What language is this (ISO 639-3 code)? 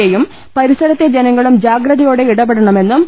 mal